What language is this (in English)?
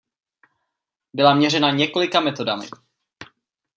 Czech